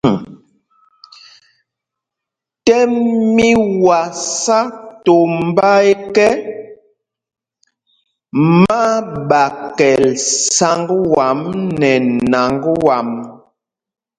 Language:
Mpumpong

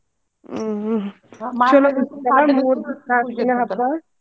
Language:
Kannada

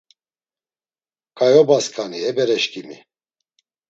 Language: Laz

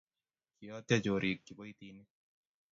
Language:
Kalenjin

